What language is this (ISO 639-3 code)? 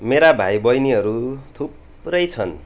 nep